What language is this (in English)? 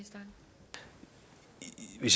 Danish